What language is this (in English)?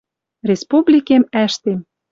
Western Mari